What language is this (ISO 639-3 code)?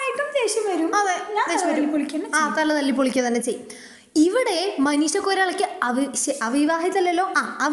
mal